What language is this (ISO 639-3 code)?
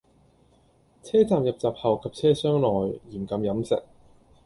yue